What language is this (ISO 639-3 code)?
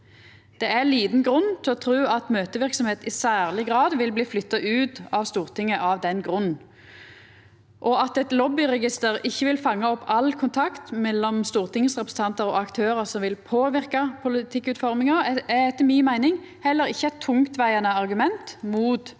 nor